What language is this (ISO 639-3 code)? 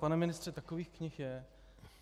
ces